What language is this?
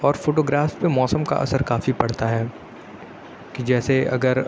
Urdu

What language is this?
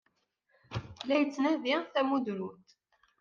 Kabyle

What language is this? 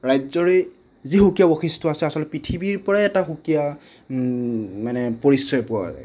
Assamese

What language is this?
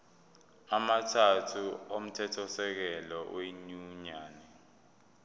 Zulu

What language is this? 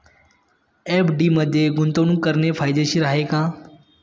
Marathi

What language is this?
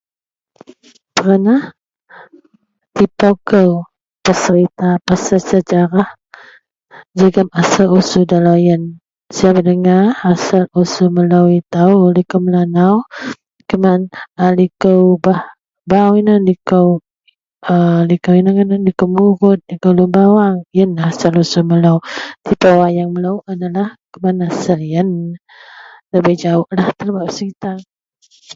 Central Melanau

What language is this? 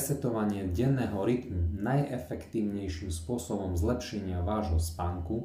Slovak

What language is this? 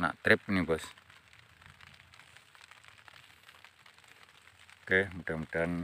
Indonesian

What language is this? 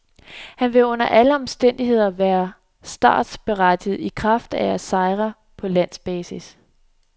Danish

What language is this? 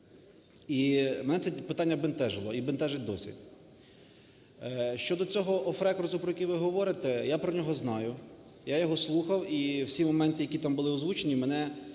Ukrainian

